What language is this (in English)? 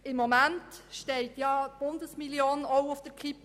Swiss German